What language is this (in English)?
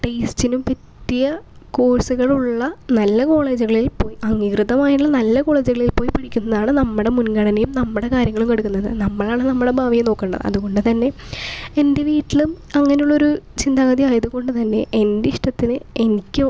Malayalam